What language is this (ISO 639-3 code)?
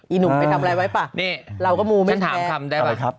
tha